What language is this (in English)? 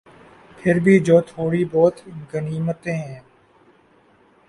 Urdu